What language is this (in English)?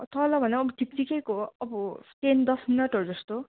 Nepali